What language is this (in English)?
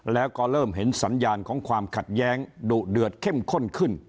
Thai